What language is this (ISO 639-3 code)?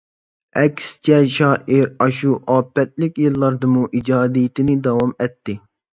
uig